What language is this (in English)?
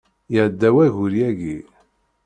Kabyle